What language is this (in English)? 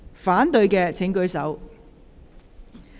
Cantonese